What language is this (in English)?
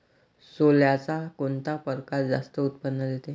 Marathi